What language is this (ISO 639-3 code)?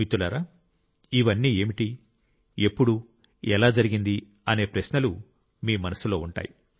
tel